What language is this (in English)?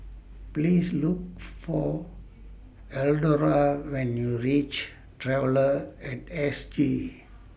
English